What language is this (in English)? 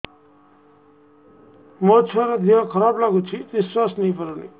Odia